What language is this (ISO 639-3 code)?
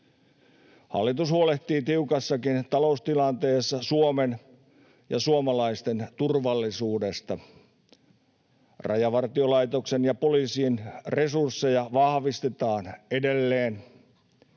fin